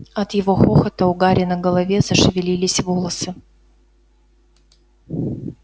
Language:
Russian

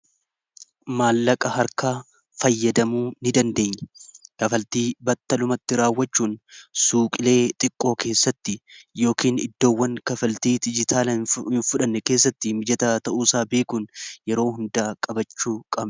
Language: Oromo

